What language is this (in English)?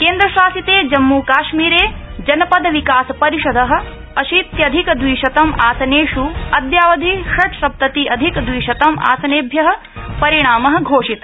Sanskrit